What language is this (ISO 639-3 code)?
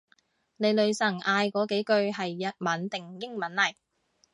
yue